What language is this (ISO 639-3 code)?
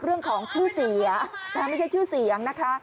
tha